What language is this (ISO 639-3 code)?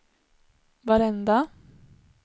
swe